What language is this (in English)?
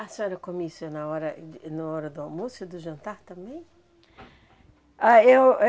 Portuguese